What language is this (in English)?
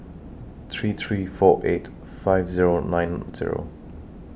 English